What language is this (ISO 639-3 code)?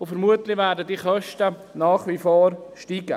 gsw